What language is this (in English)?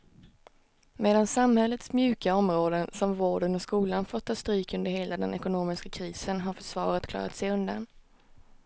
Swedish